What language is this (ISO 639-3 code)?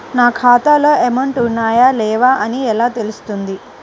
tel